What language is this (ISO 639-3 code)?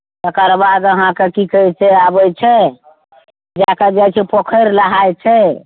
mai